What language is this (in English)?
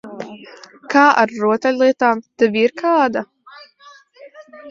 Latvian